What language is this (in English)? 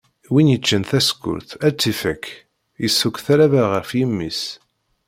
Kabyle